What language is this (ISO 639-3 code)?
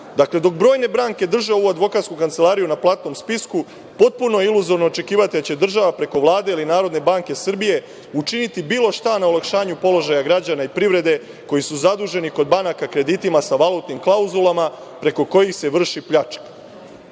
srp